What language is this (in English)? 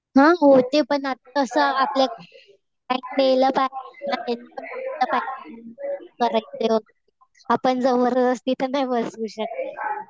Marathi